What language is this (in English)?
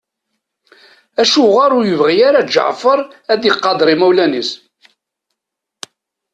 Kabyle